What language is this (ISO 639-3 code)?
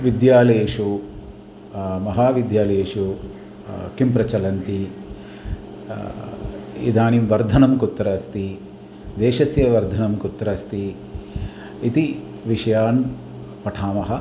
san